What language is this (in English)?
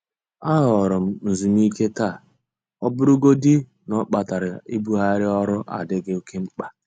Igbo